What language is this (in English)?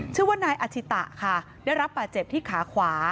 Thai